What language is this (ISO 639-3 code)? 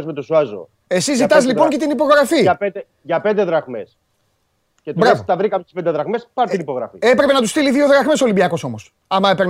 ell